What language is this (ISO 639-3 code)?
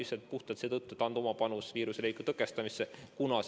est